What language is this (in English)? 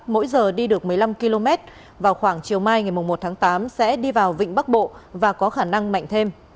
Vietnamese